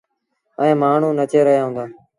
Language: Sindhi Bhil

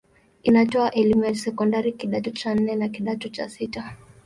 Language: Swahili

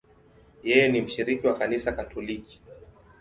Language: Swahili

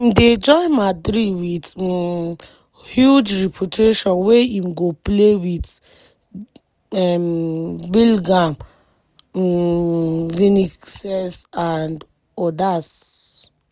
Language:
Nigerian Pidgin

